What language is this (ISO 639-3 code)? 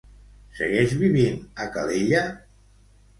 cat